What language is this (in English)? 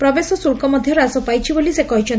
Odia